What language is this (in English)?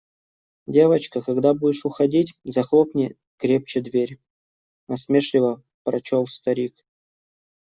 Russian